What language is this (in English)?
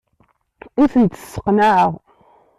Kabyle